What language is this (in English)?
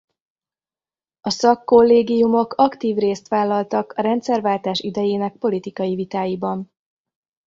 Hungarian